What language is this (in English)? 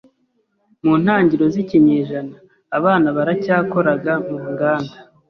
Kinyarwanda